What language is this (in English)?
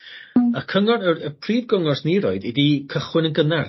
Welsh